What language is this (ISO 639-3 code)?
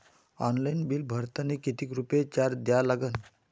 mar